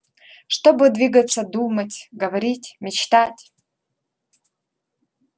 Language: Russian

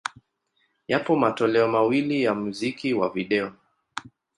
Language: Swahili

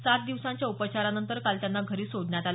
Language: Marathi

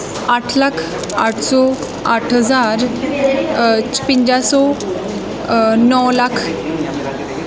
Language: Punjabi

